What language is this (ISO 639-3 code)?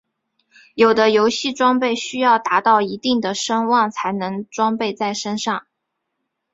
zho